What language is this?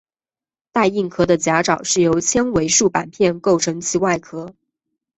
Chinese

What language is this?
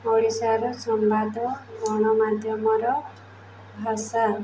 Odia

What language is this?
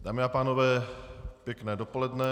Czech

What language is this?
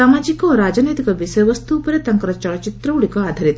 Odia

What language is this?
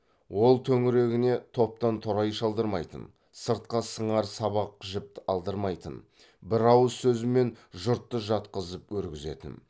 Kazakh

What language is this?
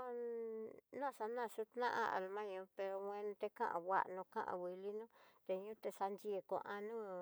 Tidaá Mixtec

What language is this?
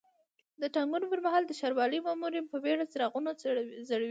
Pashto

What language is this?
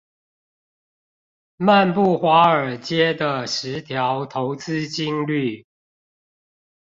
Chinese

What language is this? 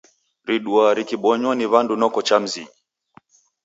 Taita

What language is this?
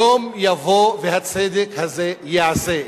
Hebrew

